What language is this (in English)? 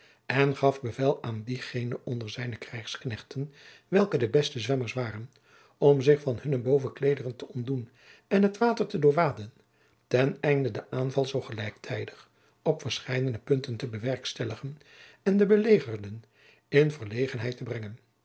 Dutch